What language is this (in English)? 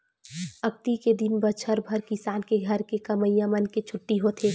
Chhattisgarhi